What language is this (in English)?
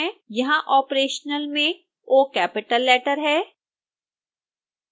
Hindi